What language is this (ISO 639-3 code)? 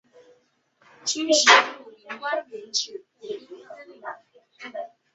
zho